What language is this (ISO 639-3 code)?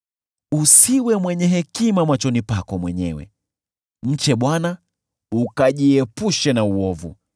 swa